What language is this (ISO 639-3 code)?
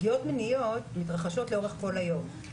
heb